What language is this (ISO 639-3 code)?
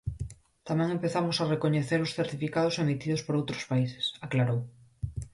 glg